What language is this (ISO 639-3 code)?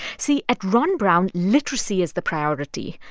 eng